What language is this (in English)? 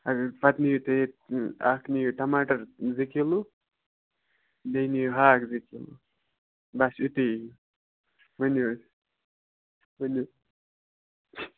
Kashmiri